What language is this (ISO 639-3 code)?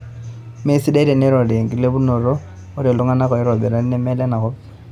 mas